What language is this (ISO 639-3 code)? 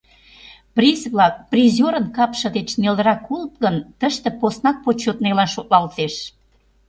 chm